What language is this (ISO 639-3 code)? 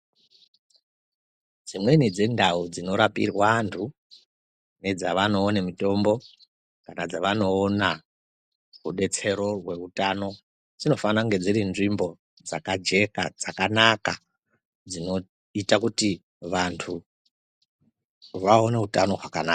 ndc